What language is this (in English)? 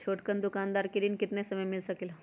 Magahi